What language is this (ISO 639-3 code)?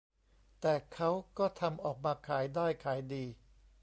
tha